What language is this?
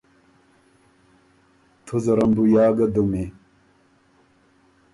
Ormuri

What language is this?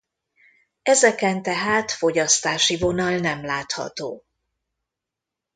Hungarian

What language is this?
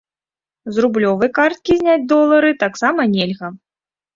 Belarusian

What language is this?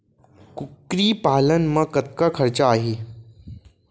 Chhattisgarhi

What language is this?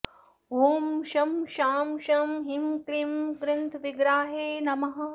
Sanskrit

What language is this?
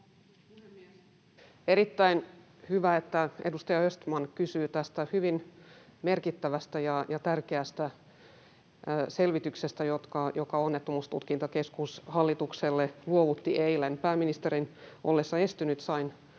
Finnish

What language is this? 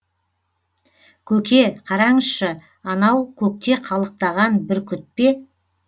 Kazakh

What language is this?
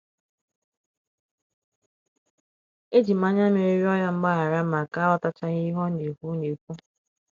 Igbo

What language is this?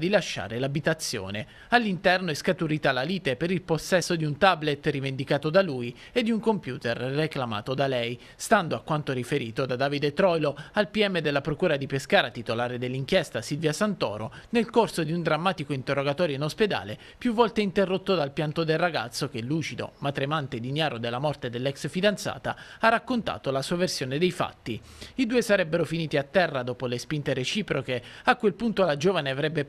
Italian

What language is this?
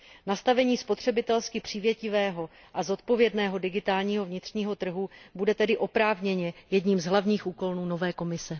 Czech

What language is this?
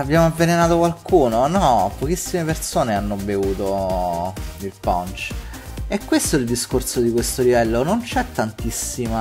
Italian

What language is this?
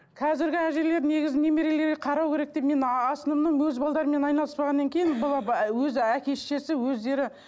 Kazakh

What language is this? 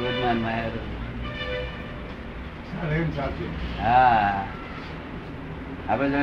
Gujarati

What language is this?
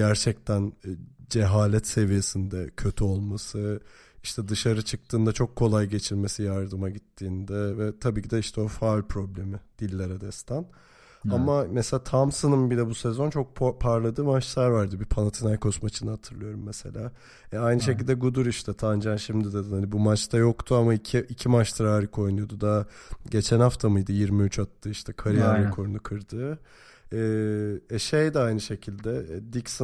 Turkish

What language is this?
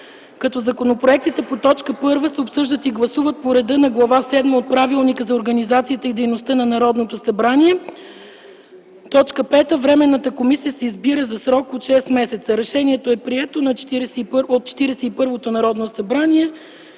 Bulgarian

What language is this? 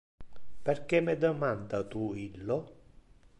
Interlingua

